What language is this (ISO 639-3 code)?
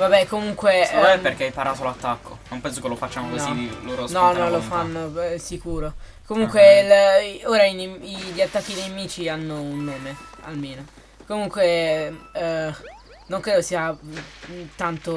ita